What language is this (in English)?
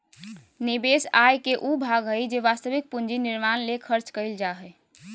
Magahi